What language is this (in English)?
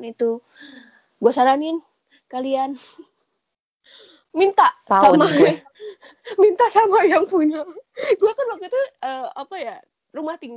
Indonesian